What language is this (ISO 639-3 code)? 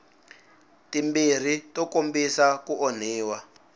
tso